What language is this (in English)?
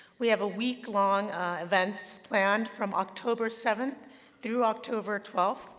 English